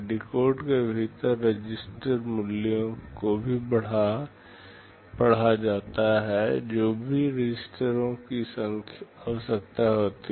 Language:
Hindi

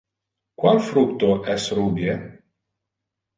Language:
Interlingua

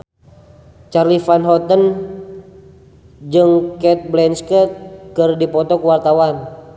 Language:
Sundanese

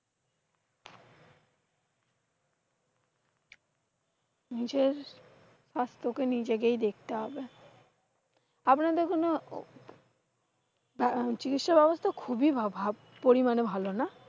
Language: Bangla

